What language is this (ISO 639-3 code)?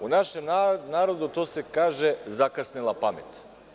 srp